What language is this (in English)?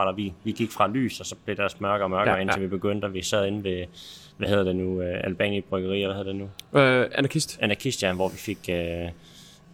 Danish